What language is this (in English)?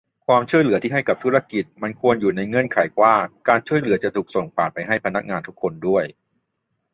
Thai